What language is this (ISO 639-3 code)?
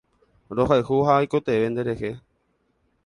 grn